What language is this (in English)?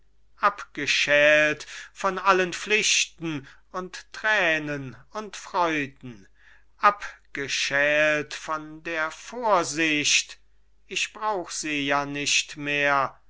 German